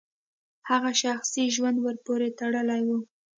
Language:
Pashto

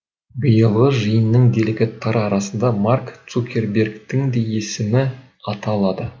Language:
Kazakh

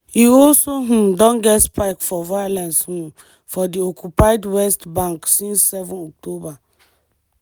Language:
Nigerian Pidgin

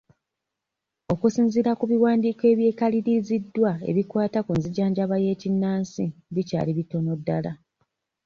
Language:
Ganda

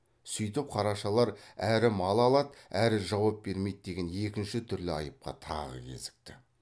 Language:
Kazakh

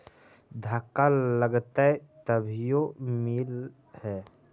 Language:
Magahi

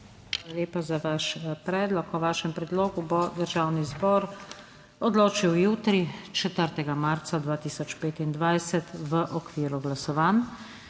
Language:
Slovenian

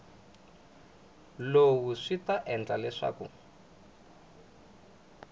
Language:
Tsonga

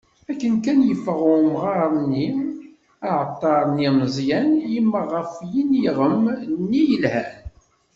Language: Kabyle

